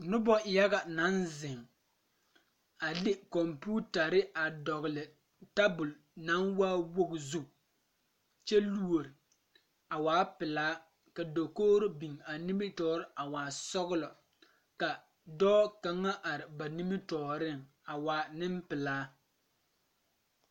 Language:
Southern Dagaare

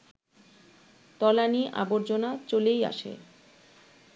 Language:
Bangla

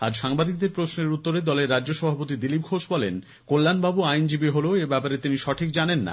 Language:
Bangla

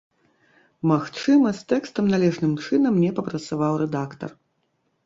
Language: Belarusian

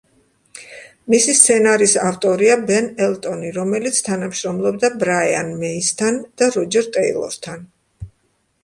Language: Georgian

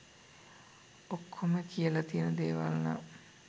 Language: Sinhala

